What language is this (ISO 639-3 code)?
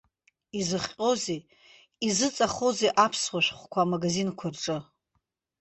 abk